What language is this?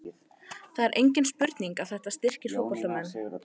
Icelandic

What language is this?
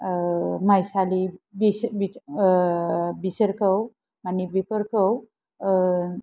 Bodo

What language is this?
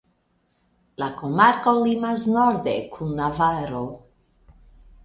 Esperanto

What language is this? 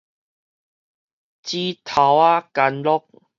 Min Nan Chinese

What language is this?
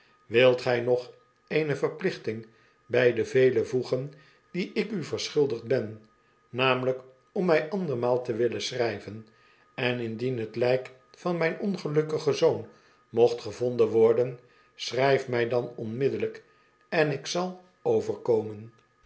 Dutch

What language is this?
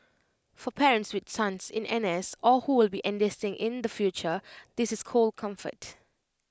English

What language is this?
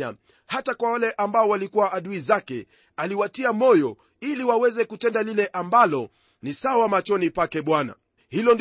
Swahili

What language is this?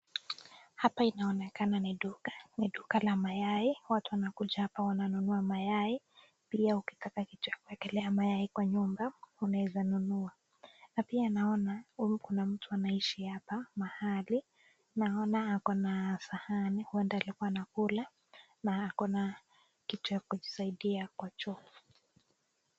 Swahili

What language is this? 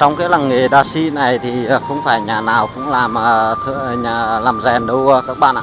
Vietnamese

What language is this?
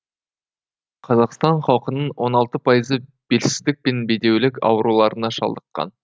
Kazakh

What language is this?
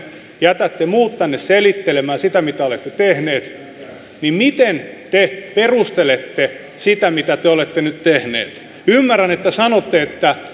Finnish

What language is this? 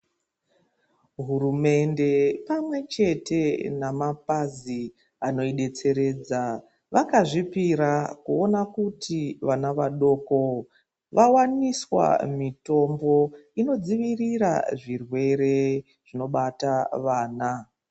Ndau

